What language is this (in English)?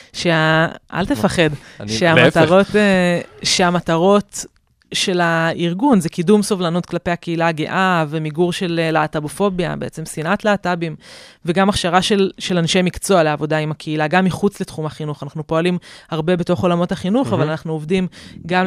Hebrew